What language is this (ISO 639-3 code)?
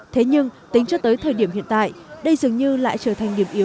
vie